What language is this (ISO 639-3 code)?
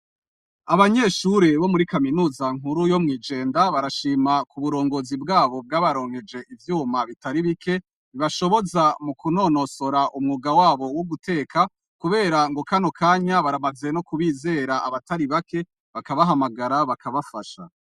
run